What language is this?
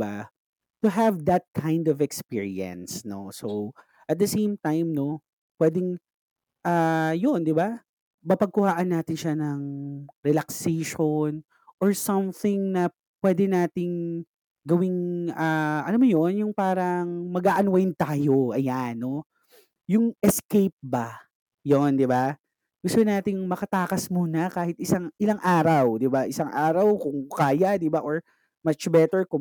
Filipino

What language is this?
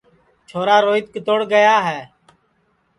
Sansi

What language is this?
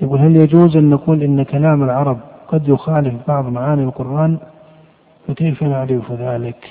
Arabic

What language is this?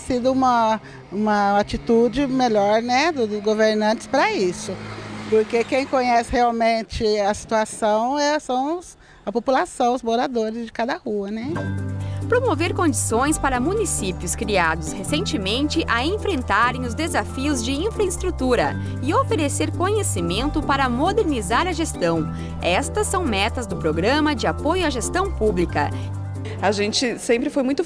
Portuguese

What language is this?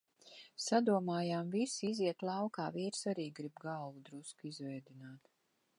Latvian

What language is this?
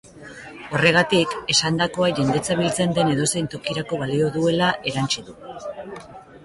Basque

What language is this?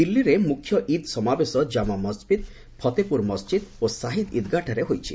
Odia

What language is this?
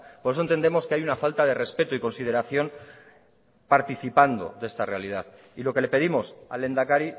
Spanish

